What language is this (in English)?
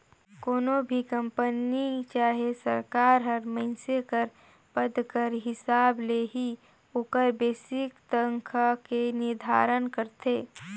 Chhattisgarhi